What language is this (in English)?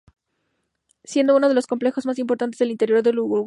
Spanish